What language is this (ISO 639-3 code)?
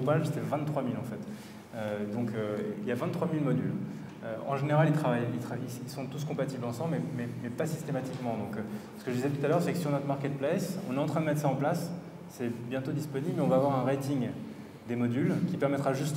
fra